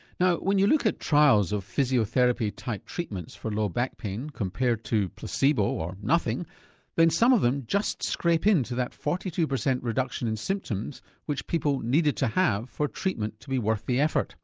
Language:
English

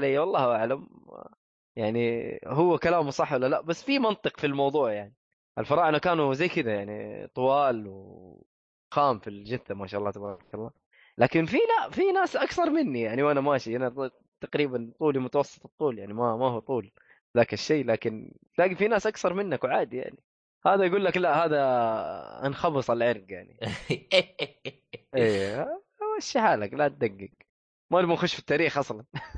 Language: Arabic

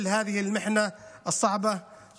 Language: Hebrew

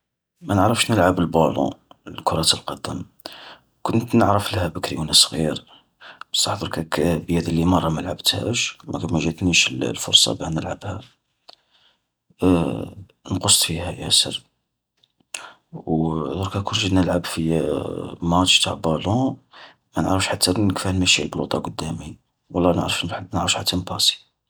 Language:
Algerian Arabic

